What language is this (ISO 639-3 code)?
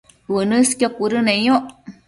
mcf